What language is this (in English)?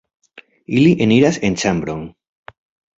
Esperanto